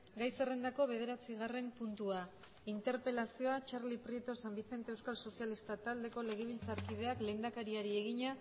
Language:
Basque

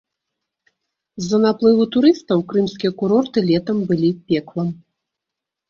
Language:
Belarusian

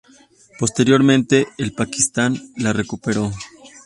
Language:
Spanish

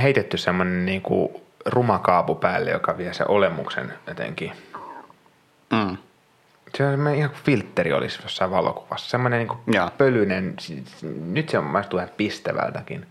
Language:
Finnish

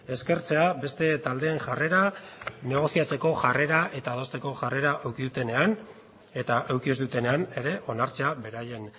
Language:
Basque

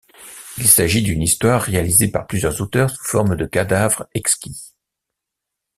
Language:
French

